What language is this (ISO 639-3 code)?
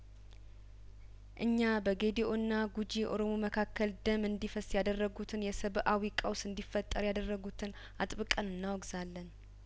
amh